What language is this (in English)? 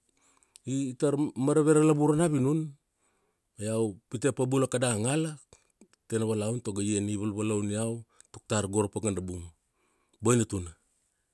Kuanua